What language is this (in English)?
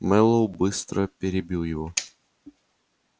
Russian